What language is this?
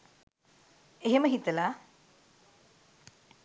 Sinhala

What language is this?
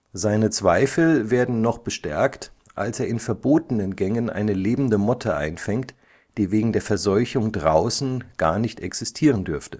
German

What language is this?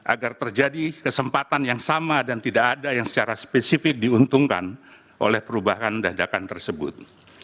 Indonesian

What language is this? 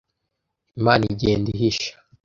Kinyarwanda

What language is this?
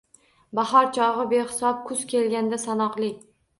Uzbek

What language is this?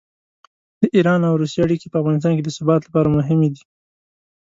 Pashto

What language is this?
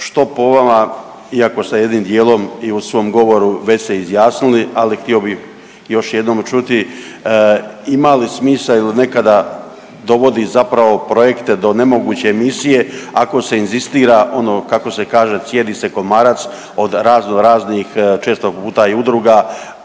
Croatian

